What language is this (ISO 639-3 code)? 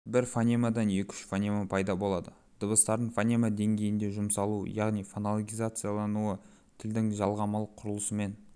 kaz